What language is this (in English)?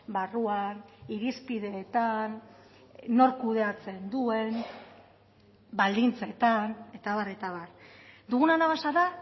Basque